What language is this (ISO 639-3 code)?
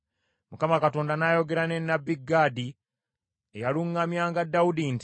lug